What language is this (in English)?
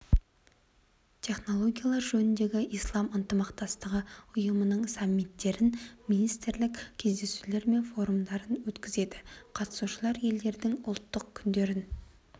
Kazakh